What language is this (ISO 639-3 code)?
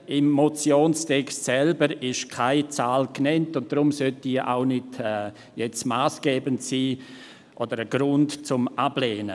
gsw